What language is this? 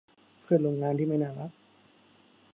Thai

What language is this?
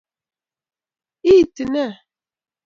Kalenjin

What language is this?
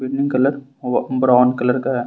Hindi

